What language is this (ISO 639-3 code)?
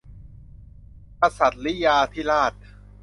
tha